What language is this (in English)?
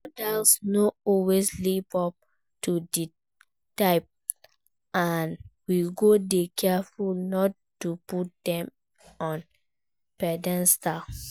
Nigerian Pidgin